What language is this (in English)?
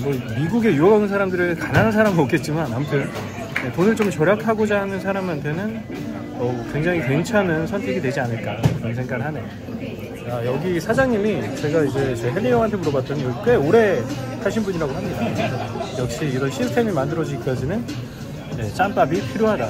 Korean